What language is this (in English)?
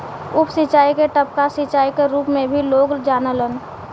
Bhojpuri